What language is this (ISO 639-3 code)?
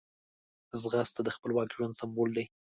pus